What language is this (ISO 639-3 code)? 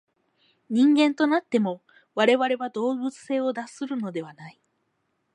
jpn